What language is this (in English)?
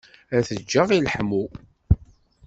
Kabyle